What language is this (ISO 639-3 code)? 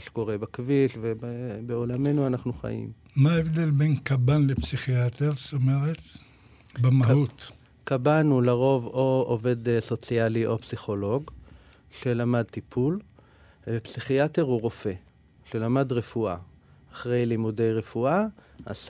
heb